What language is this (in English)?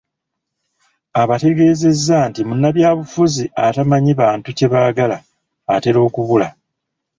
Ganda